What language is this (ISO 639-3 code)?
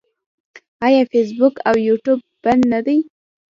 pus